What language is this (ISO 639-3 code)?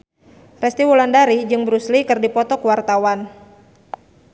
sun